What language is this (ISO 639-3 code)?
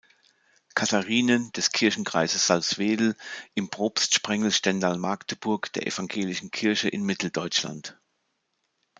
deu